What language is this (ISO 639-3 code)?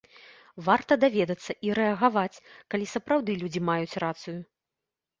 bel